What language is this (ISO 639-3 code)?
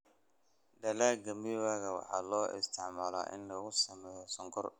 som